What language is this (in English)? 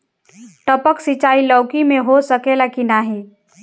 Bhojpuri